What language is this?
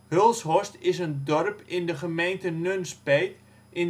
Dutch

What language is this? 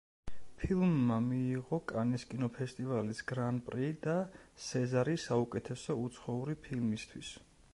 Georgian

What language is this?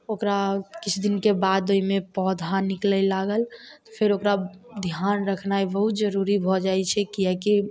Maithili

